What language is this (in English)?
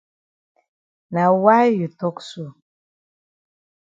Cameroon Pidgin